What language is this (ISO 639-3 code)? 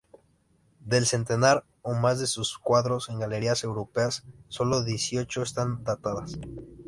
spa